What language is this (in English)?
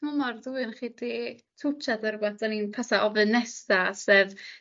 Welsh